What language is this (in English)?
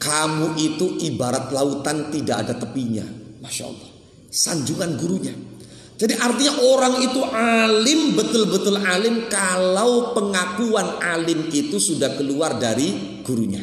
Indonesian